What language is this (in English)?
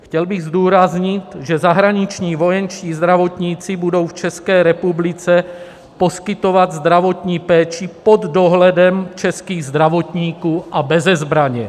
Czech